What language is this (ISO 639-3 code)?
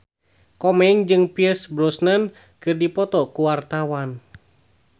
sun